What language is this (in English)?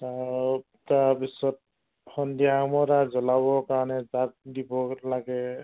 Assamese